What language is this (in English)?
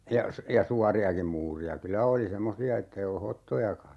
Finnish